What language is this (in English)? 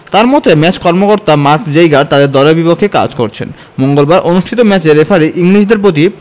Bangla